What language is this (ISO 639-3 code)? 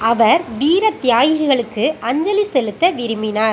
tam